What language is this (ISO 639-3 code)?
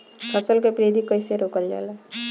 bho